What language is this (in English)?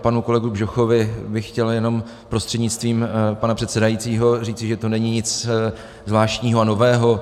Czech